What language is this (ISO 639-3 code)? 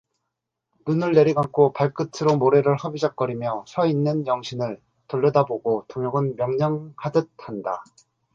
kor